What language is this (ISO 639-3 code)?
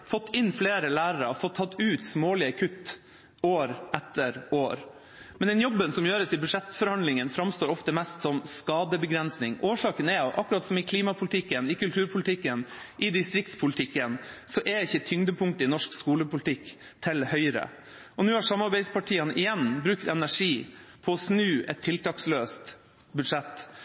nob